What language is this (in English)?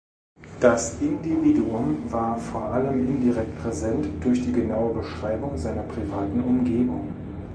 German